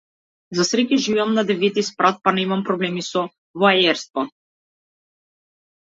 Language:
Macedonian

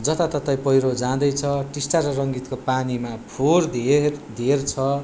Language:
Nepali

